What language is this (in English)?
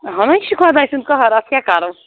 Kashmiri